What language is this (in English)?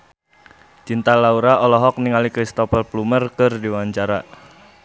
Sundanese